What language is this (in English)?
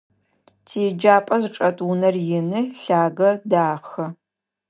Adyghe